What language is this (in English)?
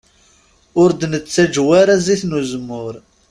Kabyle